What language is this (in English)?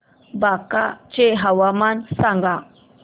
Marathi